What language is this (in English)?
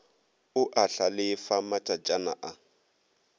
Northern Sotho